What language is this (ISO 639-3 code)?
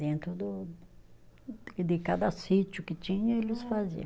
por